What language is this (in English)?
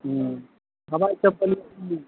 Maithili